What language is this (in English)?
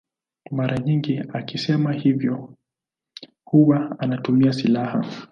Swahili